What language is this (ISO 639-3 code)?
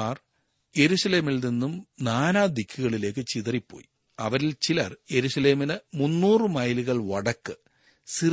mal